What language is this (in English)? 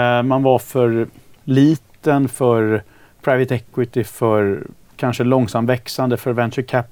Swedish